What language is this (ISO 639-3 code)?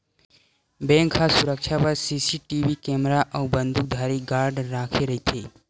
hne